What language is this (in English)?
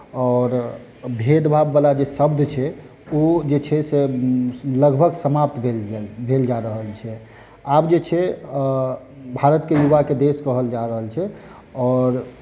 Maithili